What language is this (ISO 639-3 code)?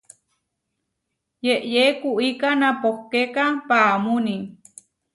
var